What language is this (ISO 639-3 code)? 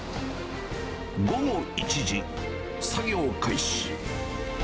jpn